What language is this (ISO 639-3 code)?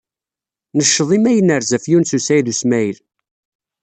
kab